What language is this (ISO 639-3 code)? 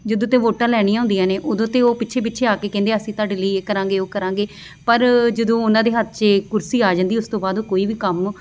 pan